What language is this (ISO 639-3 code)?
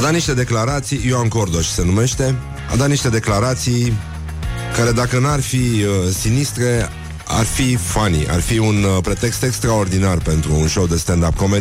ron